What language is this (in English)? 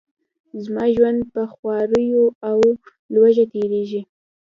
Pashto